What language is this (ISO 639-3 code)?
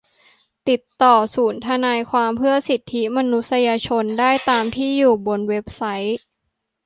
tha